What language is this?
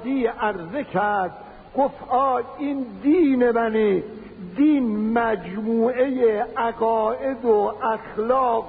Persian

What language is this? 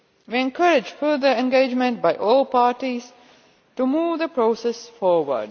English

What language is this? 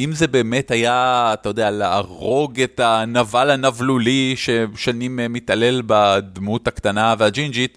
Hebrew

